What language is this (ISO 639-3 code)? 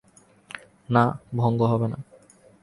ben